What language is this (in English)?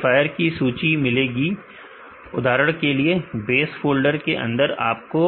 Hindi